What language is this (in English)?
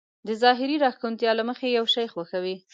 Pashto